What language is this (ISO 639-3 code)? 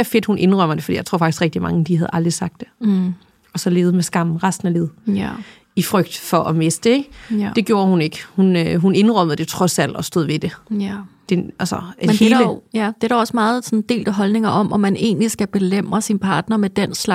dan